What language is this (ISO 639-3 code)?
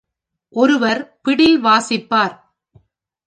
tam